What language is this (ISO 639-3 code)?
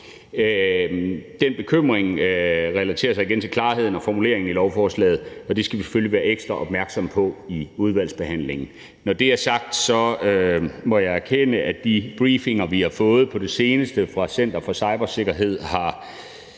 dan